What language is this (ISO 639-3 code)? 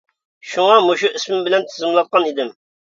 uig